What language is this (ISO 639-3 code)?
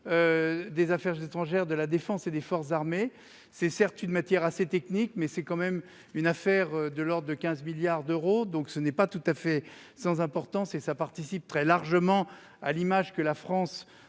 fra